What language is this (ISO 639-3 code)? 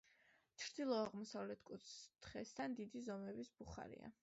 kat